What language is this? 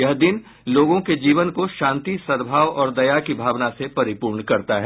Hindi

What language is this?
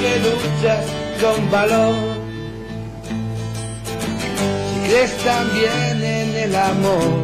Spanish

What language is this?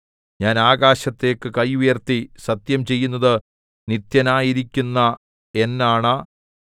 Malayalam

